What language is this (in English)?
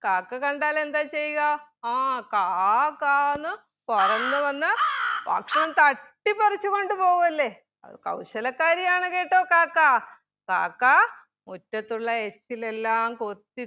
Malayalam